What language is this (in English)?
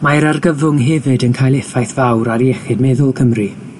Welsh